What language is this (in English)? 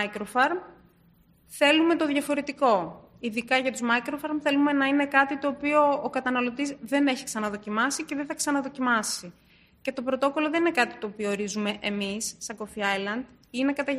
Greek